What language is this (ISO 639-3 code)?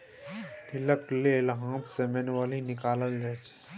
mai